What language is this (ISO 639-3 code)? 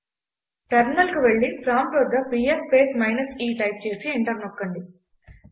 tel